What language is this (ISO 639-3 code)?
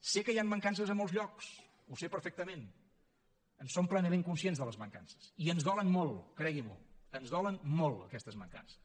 cat